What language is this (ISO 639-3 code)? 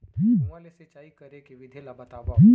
hne